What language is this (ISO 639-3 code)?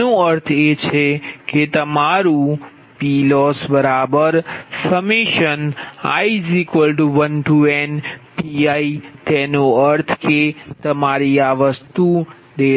guj